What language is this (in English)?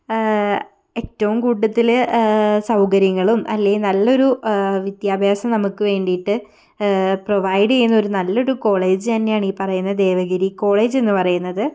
Malayalam